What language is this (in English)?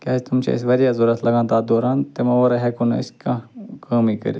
Kashmiri